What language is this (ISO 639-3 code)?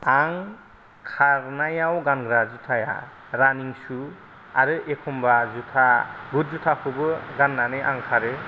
brx